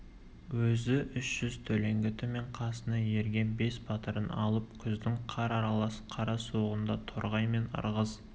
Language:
Kazakh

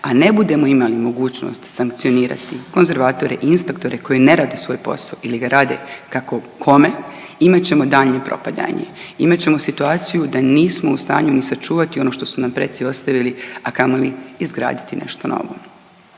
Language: Croatian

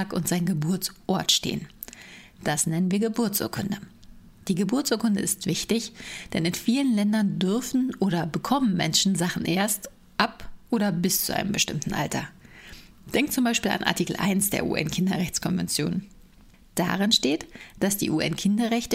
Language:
German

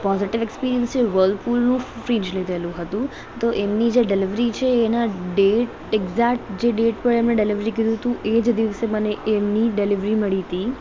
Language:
Gujarati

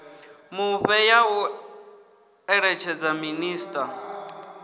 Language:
Venda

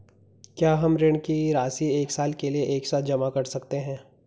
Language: Hindi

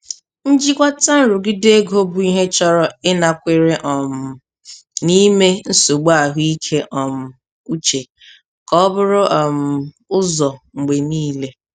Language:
Igbo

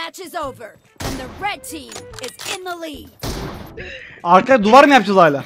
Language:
Turkish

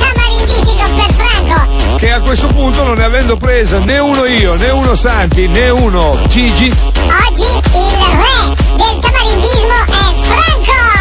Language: Italian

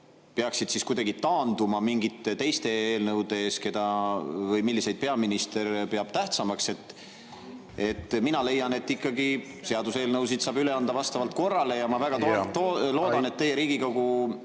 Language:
Estonian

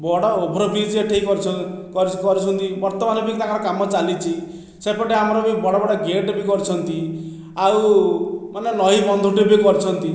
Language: Odia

